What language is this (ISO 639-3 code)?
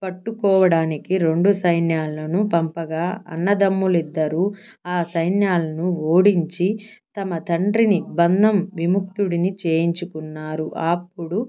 tel